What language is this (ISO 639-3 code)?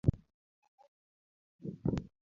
luo